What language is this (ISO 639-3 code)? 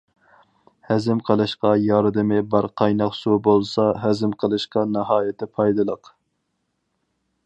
uig